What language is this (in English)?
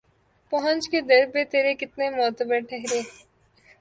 Urdu